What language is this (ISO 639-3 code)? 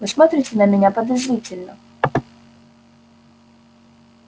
rus